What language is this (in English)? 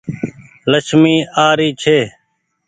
Goaria